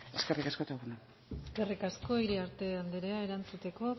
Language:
Basque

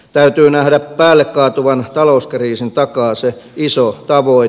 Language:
Finnish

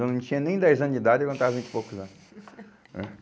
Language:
Portuguese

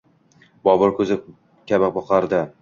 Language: Uzbek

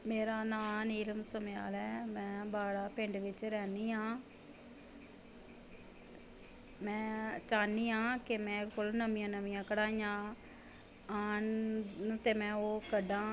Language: Dogri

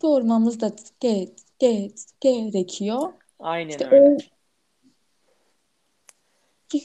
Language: Turkish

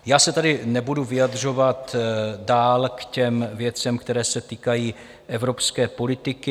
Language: Czech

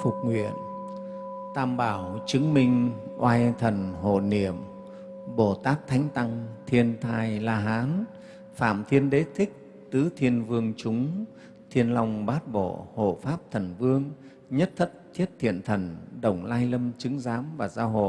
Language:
Vietnamese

